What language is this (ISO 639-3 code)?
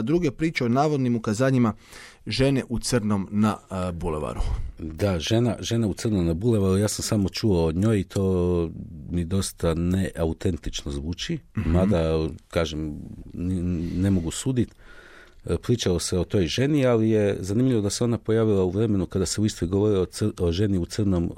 hrv